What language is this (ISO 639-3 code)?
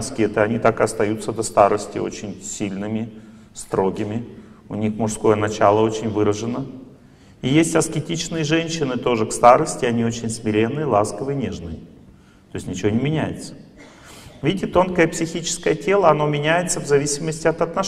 rus